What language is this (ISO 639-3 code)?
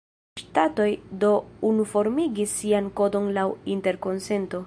epo